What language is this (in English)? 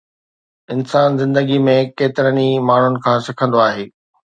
Sindhi